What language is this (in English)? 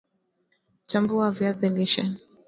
Swahili